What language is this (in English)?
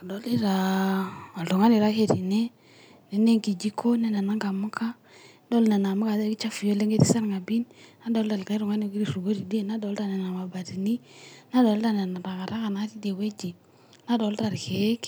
Masai